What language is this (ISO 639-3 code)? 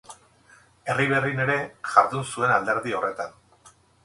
eus